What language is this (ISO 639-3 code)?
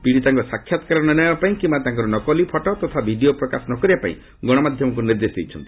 ori